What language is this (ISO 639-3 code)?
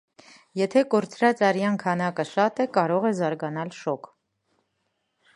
hye